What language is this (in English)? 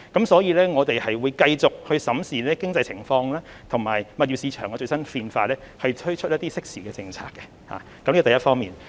Cantonese